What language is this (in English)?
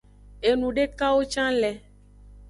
Aja (Benin)